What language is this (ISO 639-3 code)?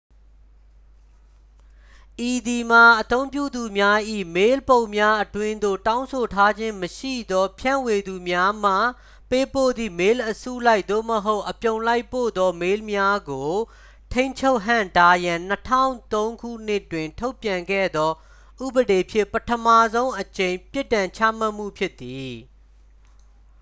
mya